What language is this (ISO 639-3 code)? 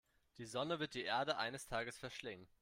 deu